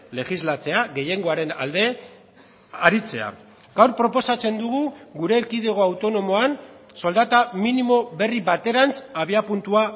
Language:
Basque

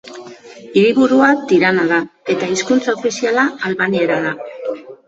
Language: Basque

